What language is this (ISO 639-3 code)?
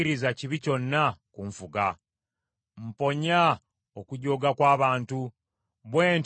lug